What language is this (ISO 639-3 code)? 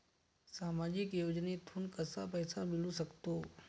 mar